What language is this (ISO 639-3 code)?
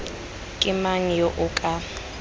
tsn